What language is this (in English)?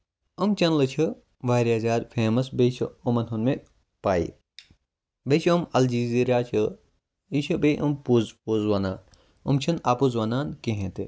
Kashmiri